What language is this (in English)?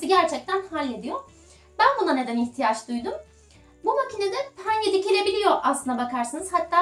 Turkish